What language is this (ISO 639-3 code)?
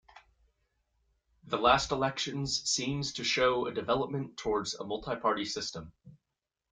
eng